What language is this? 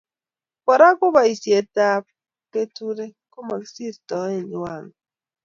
Kalenjin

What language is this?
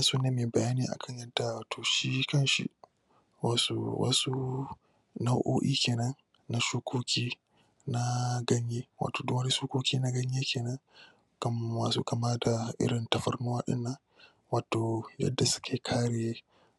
Hausa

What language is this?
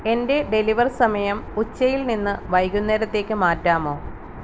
Malayalam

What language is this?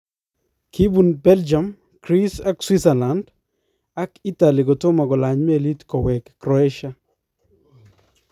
Kalenjin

